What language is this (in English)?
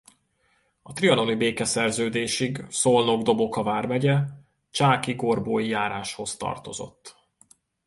Hungarian